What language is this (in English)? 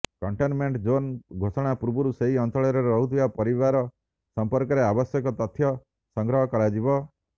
Odia